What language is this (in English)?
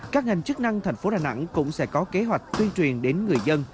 Vietnamese